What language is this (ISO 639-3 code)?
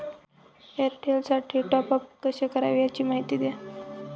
mar